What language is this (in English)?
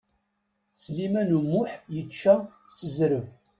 Kabyle